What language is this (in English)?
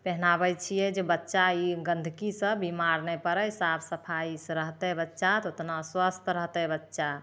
Maithili